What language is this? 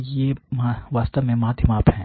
Hindi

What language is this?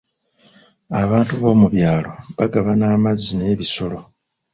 Ganda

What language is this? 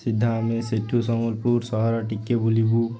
Odia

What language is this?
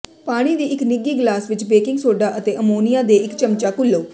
Punjabi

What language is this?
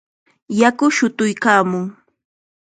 Chiquián Ancash Quechua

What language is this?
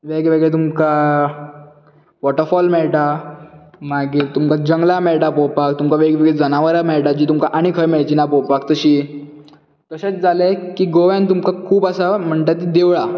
Konkani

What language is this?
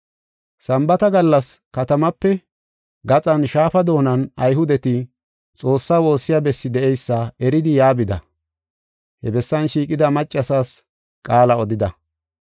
Gofa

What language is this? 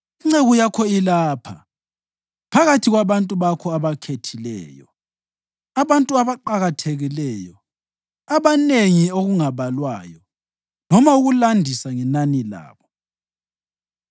North Ndebele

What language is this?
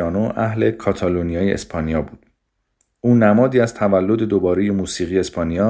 Persian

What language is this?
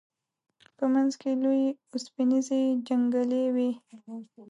Pashto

